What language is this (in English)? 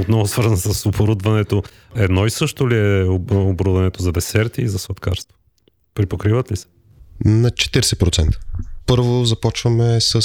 Bulgarian